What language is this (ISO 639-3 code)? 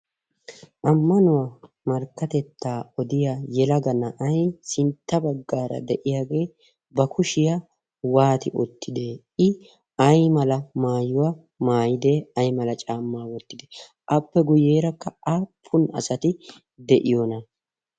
wal